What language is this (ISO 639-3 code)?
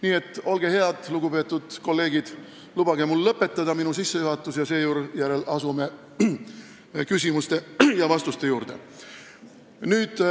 est